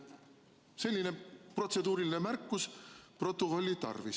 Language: Estonian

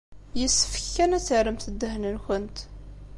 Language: Kabyle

